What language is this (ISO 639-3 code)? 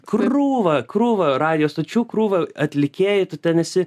lit